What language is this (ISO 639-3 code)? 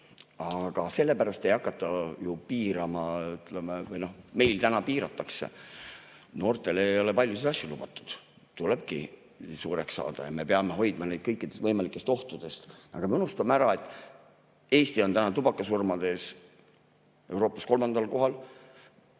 est